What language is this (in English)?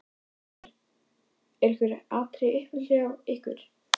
Icelandic